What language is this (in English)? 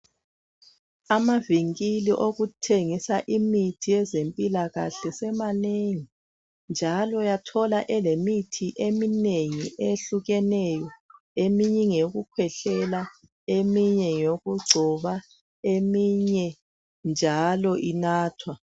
North Ndebele